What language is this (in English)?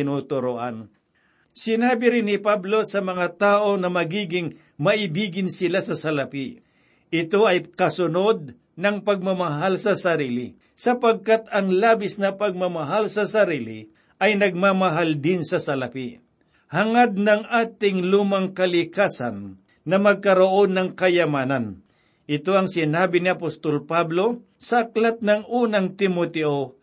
Filipino